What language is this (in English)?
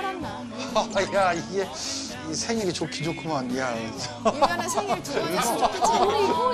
Korean